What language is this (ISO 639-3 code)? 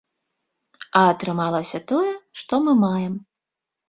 bel